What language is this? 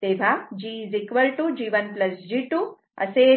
Marathi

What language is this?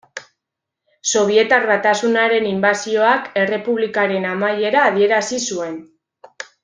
Basque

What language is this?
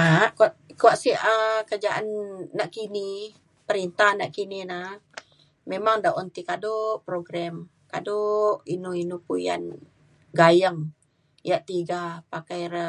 Mainstream Kenyah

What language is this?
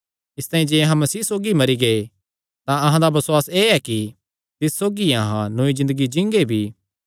Kangri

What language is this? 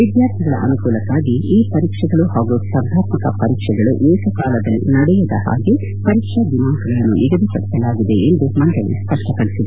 Kannada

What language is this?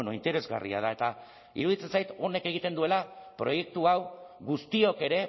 Basque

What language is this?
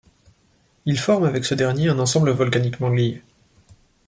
French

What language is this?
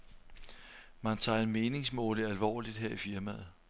Danish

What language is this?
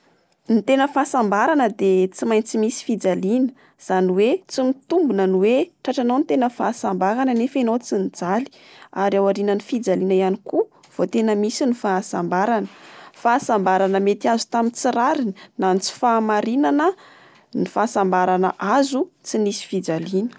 Malagasy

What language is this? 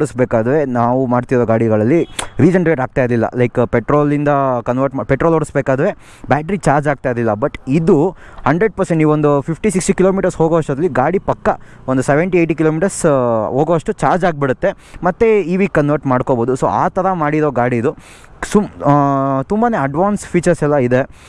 Kannada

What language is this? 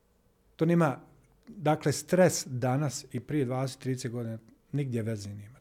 Croatian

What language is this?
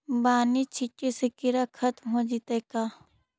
Magahi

